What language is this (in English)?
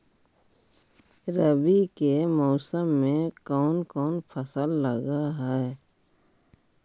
Magahi